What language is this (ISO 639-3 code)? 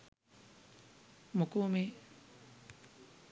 sin